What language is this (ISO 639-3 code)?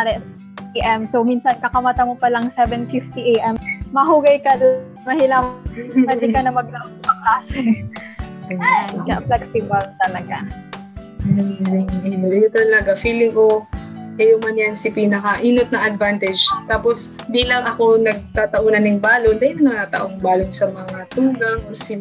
fil